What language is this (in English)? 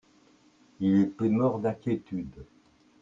French